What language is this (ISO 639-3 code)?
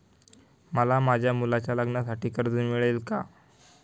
mar